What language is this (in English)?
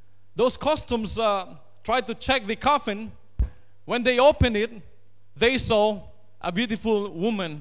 English